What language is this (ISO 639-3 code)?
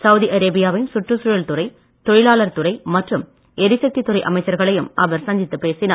tam